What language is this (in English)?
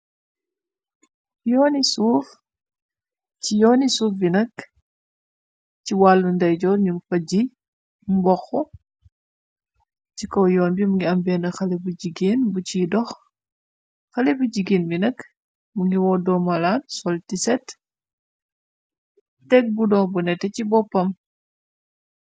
Wolof